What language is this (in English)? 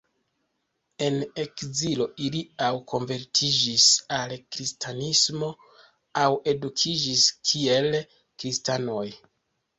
Esperanto